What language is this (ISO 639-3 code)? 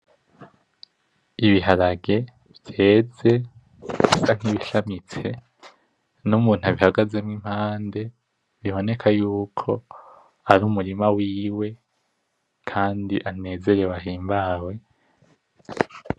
run